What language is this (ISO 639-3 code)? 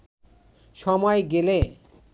ben